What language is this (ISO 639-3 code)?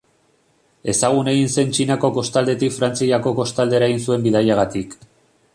eus